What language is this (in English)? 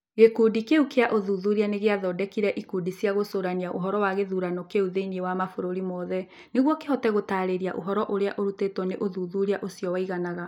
Kikuyu